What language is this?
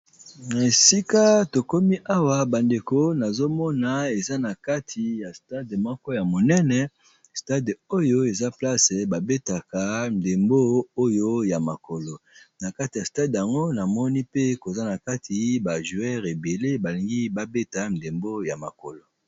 Lingala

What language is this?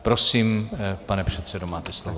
Czech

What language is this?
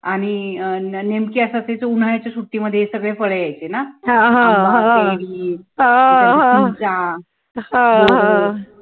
Marathi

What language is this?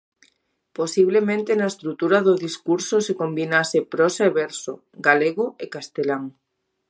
Galician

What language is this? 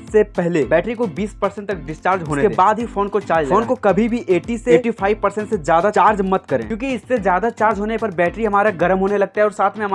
Hindi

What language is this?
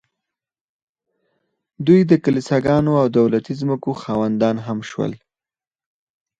Pashto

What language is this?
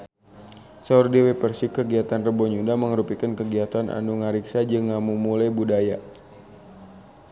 Sundanese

